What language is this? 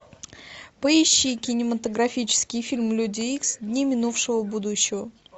Russian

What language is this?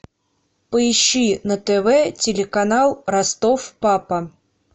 Russian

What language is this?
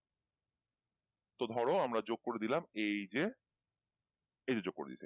Bangla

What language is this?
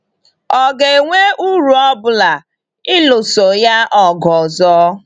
Igbo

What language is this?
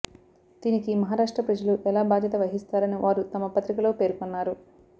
Telugu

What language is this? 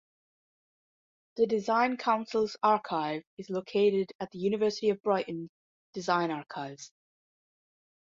English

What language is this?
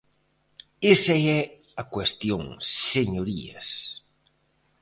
Galician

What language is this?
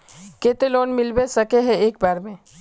Magahi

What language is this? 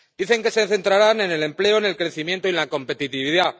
Spanish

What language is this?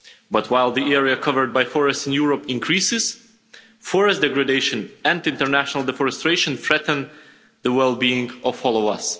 English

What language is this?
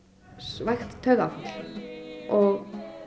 Icelandic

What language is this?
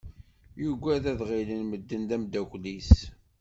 Kabyle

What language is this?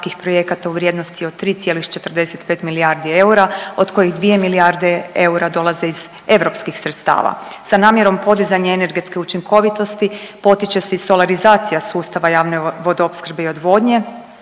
Croatian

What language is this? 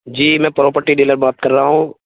Urdu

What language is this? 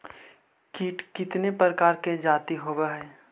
Magahi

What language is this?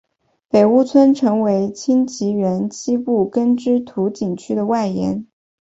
Chinese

